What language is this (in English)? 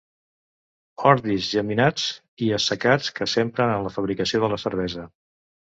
Catalan